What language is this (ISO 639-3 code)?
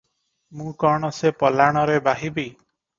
ori